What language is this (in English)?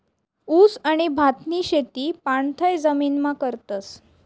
Marathi